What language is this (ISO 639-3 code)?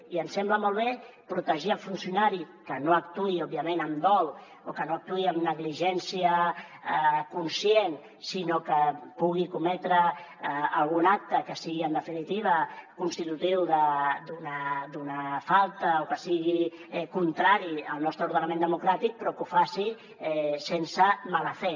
cat